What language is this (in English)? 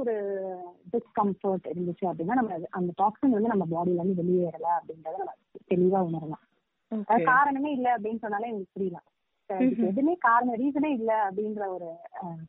Tamil